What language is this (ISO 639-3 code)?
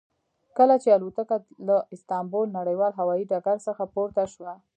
pus